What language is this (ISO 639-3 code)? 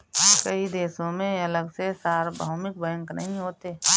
hin